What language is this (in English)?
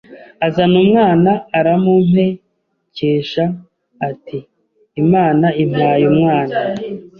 Kinyarwanda